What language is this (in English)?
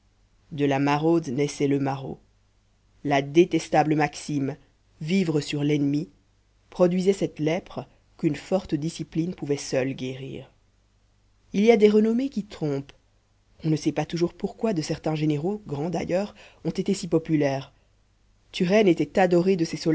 French